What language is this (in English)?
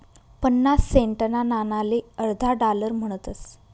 Marathi